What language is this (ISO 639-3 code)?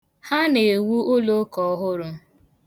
ibo